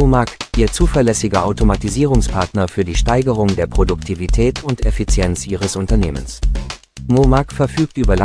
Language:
German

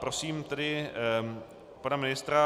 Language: Czech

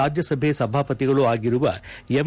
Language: Kannada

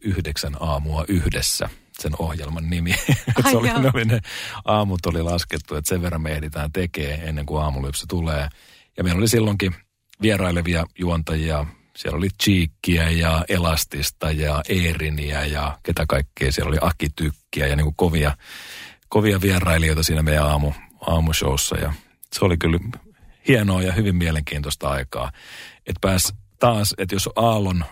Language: Finnish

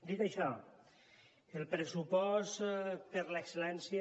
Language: Catalan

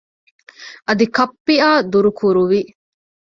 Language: Divehi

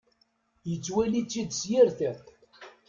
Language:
Kabyle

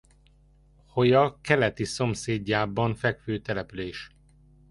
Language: Hungarian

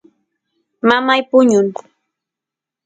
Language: Santiago del Estero Quichua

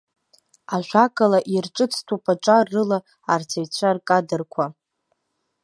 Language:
Abkhazian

